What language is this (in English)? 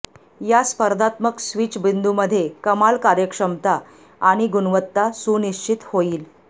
Marathi